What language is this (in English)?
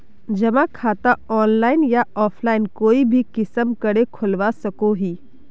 Magahi